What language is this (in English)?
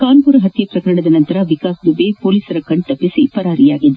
Kannada